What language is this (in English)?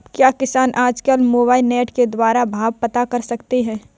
Hindi